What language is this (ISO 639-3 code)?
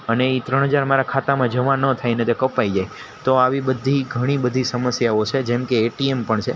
guj